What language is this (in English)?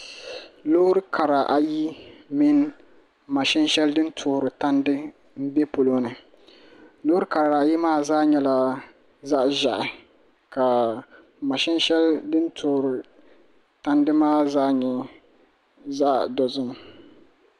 Dagbani